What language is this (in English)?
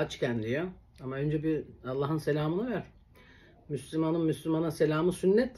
Turkish